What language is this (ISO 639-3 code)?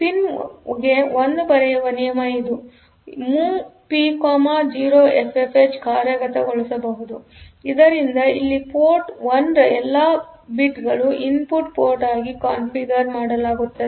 kan